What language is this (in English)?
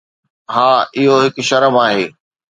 Sindhi